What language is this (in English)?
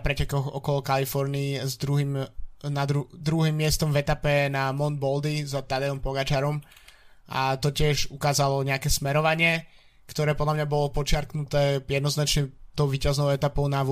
Slovak